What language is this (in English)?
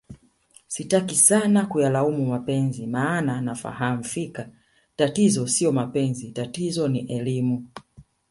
Swahili